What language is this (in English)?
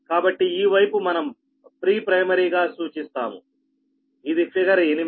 Telugu